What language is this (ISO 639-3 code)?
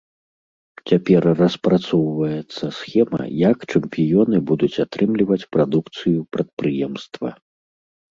bel